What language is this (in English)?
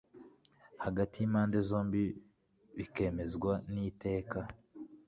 Kinyarwanda